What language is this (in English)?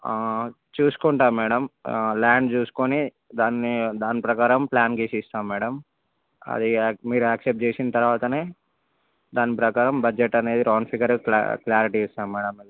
Telugu